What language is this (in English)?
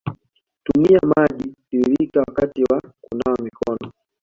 Swahili